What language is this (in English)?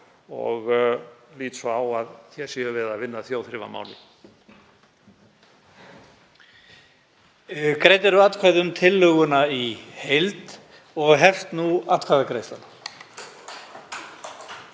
Icelandic